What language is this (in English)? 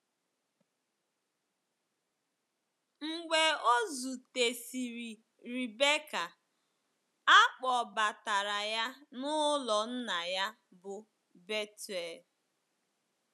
Igbo